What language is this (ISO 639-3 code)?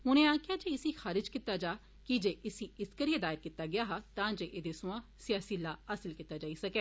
doi